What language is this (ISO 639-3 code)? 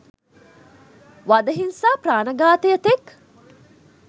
sin